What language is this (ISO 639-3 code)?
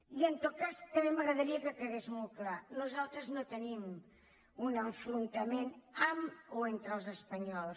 cat